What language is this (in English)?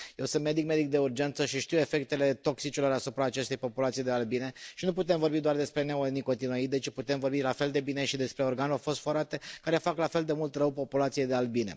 Romanian